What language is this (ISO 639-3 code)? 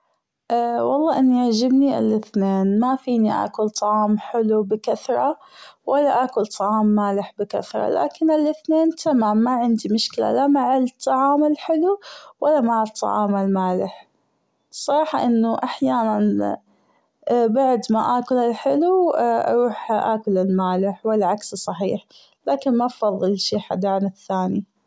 afb